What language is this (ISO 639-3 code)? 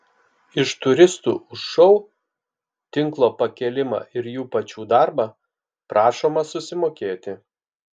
lit